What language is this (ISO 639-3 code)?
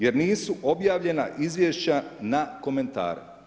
hrv